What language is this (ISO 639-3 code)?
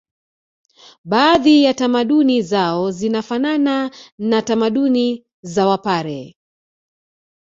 swa